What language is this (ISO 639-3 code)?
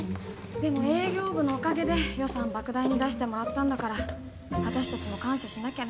jpn